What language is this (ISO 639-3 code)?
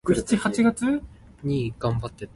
nan